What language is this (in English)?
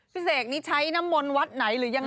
Thai